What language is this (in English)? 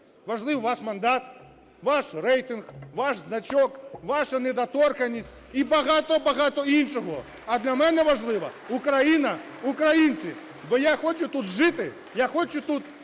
Ukrainian